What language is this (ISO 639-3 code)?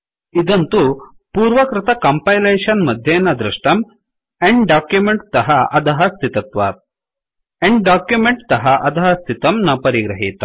san